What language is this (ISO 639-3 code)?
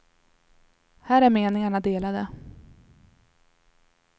swe